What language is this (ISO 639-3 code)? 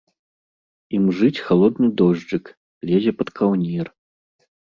bel